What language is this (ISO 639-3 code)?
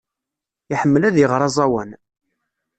kab